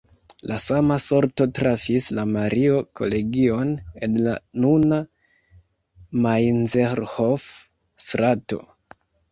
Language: Esperanto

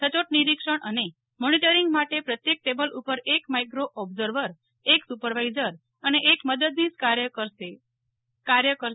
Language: Gujarati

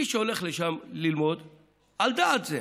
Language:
Hebrew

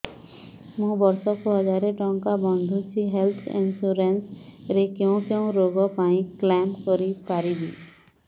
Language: Odia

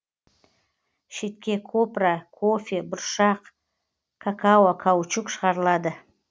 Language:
Kazakh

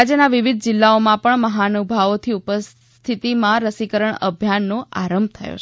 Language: Gujarati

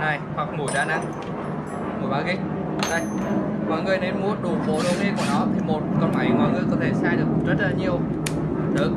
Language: Vietnamese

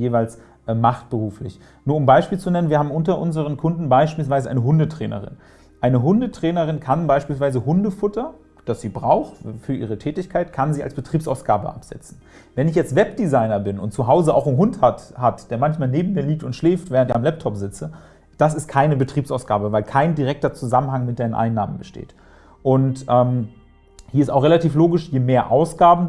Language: German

